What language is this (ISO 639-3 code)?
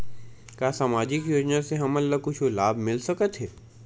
hne